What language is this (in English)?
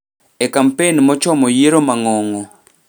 Luo (Kenya and Tanzania)